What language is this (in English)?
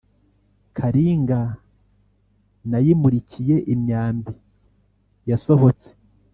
Kinyarwanda